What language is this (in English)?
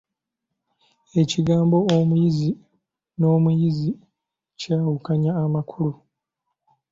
Ganda